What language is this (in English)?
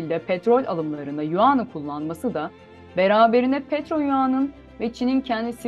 Turkish